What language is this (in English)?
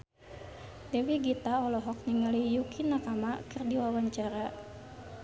Sundanese